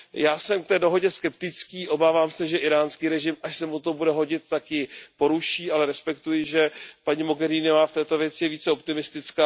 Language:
Czech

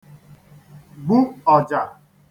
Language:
Igbo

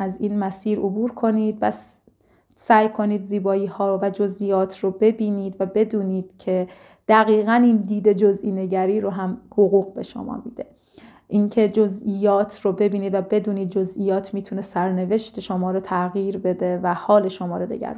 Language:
Persian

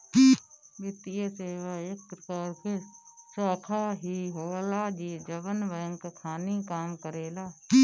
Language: Bhojpuri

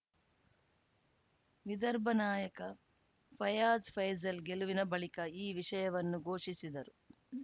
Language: Kannada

